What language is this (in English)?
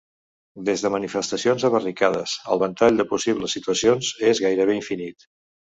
Catalan